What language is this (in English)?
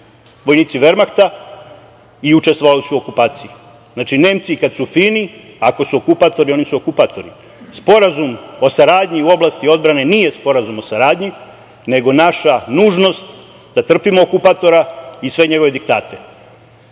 Serbian